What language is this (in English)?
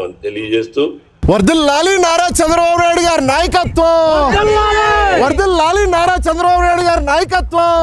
Telugu